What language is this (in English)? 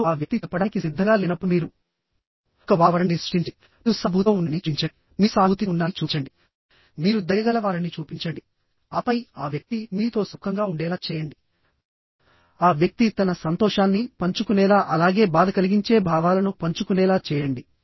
Telugu